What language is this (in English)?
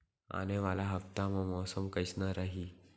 Chhattisgarhi